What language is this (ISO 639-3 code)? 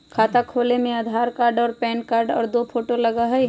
mag